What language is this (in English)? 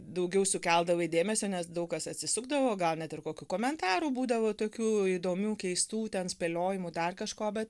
Lithuanian